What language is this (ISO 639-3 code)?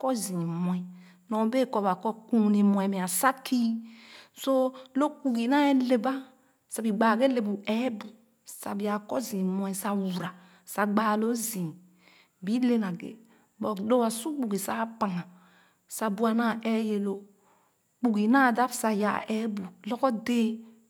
ogo